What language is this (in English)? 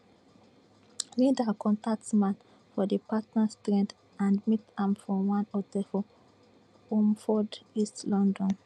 Nigerian Pidgin